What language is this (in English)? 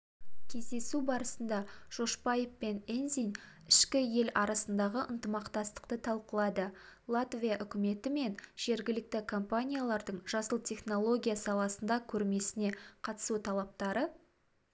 Kazakh